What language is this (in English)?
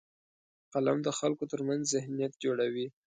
Pashto